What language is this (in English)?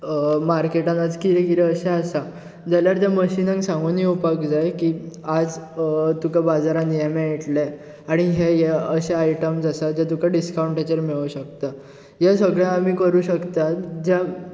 Konkani